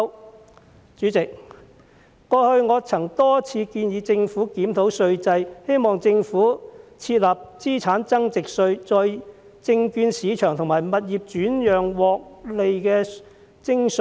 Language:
Cantonese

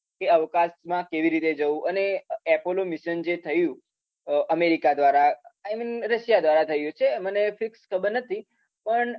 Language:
Gujarati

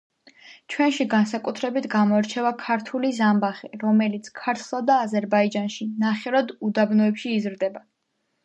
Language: Georgian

